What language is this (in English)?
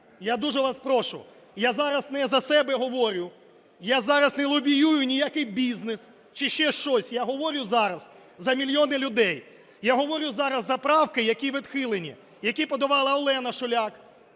Ukrainian